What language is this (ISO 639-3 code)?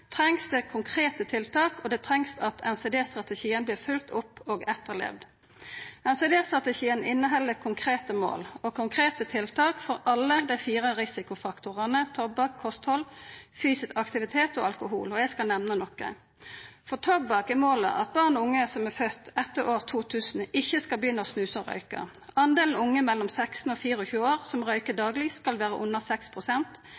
nno